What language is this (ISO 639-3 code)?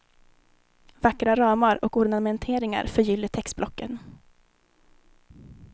swe